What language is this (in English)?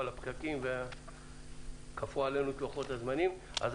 Hebrew